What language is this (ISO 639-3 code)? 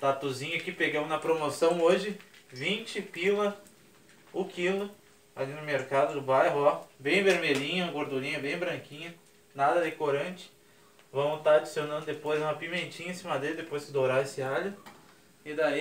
por